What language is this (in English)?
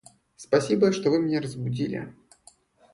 Russian